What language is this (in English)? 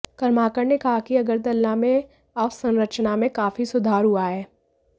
Hindi